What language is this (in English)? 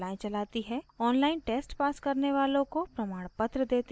Hindi